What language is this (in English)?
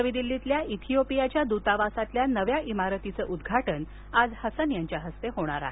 Marathi